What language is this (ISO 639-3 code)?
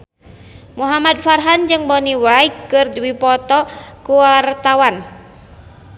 sun